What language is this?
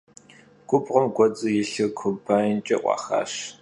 Kabardian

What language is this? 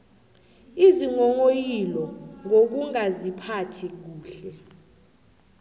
South Ndebele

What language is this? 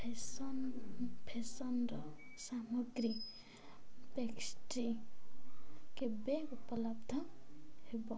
Odia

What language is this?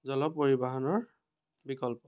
Assamese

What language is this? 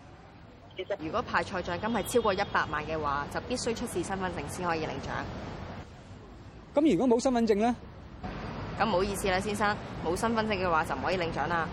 Chinese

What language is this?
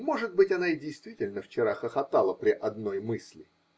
Russian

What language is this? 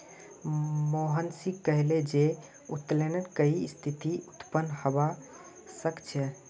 Magahi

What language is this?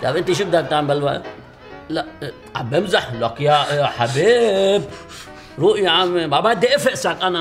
Arabic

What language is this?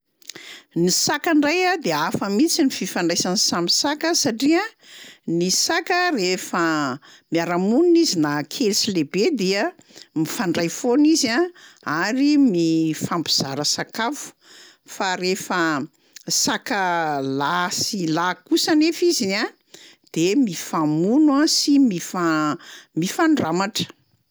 Malagasy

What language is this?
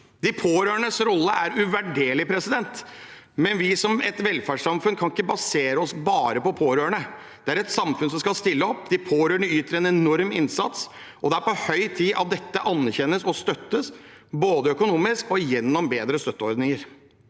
Norwegian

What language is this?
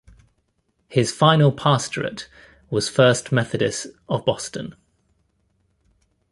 English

